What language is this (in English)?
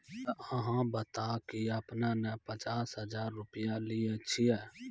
Maithili